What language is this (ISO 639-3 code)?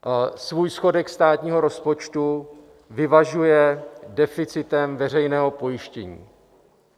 ces